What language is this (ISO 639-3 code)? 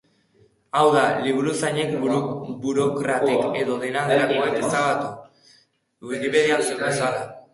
eus